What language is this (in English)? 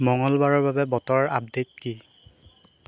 Assamese